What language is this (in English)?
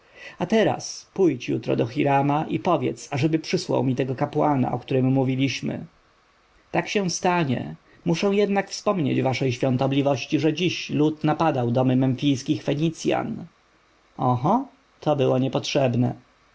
Polish